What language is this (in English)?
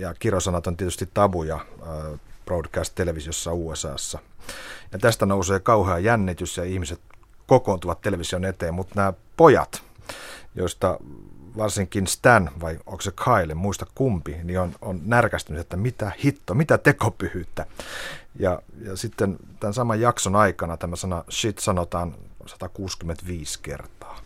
Finnish